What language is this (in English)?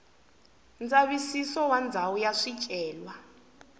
Tsonga